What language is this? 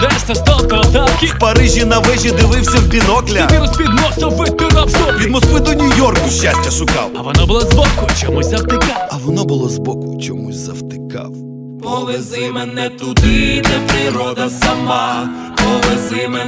Ukrainian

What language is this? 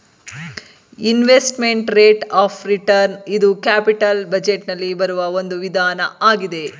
Kannada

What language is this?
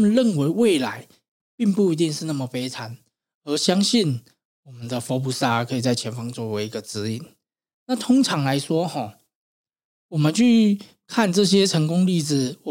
Chinese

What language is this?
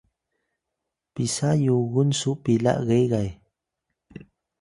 Atayal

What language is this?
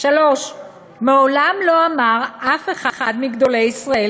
Hebrew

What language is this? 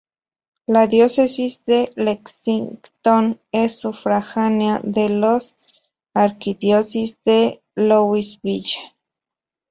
Spanish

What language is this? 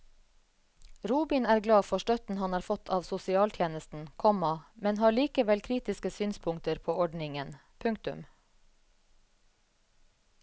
Norwegian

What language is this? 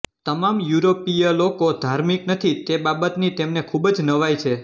Gujarati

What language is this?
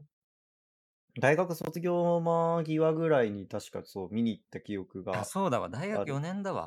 Japanese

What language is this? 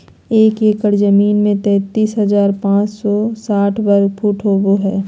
Magahi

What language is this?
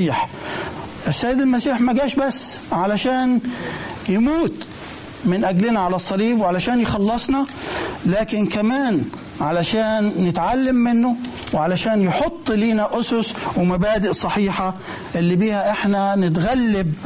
Arabic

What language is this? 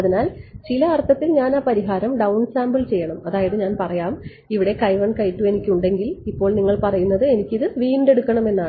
Malayalam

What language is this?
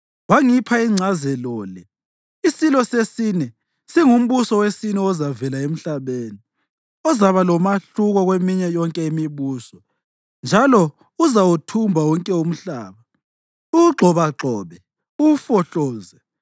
North Ndebele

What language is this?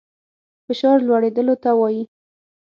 Pashto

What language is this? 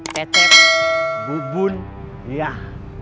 Indonesian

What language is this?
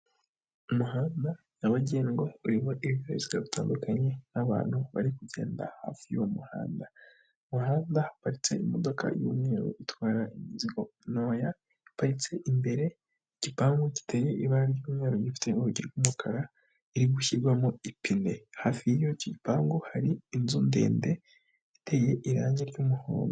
Kinyarwanda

